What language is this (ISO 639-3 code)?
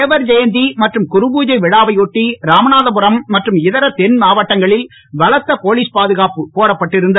tam